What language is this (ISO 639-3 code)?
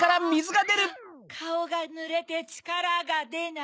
jpn